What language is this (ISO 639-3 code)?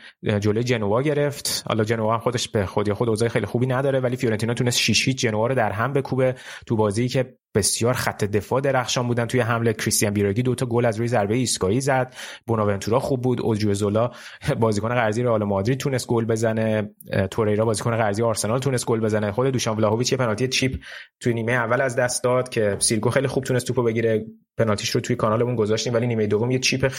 fas